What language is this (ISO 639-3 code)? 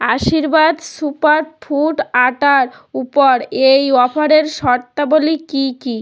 ben